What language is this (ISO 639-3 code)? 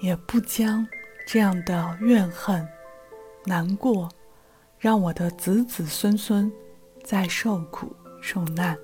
zho